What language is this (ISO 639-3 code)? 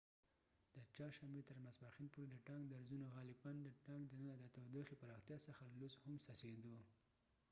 pus